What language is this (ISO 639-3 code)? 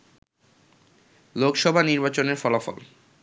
ben